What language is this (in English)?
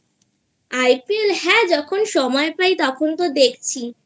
Bangla